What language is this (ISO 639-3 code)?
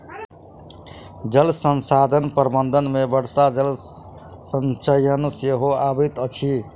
mai